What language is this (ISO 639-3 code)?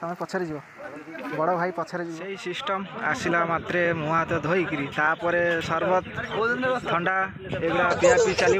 ben